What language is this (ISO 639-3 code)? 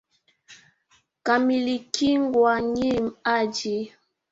swa